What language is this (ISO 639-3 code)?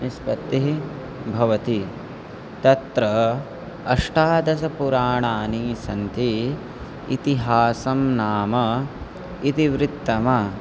san